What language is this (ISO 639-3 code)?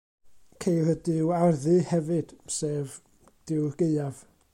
cym